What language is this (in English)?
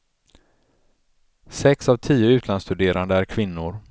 Swedish